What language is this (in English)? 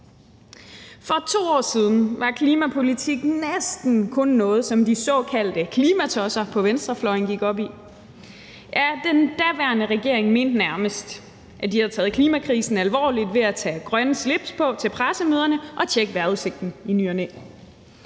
Danish